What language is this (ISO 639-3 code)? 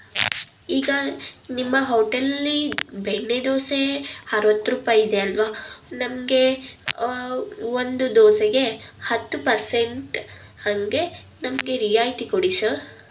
kan